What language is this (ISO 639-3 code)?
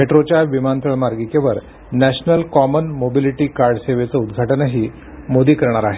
mar